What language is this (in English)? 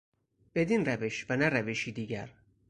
Persian